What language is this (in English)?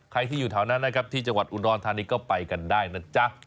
Thai